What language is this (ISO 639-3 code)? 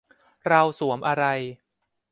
tha